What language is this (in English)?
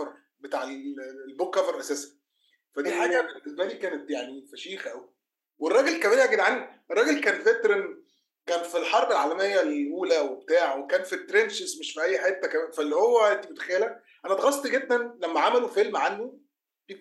Arabic